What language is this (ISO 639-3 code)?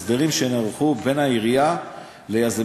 heb